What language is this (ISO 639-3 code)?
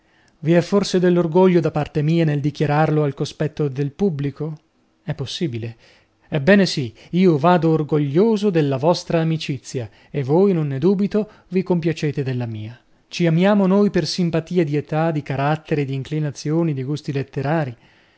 ita